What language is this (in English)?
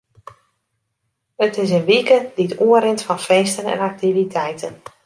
Western Frisian